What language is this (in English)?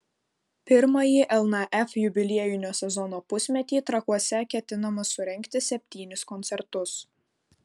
Lithuanian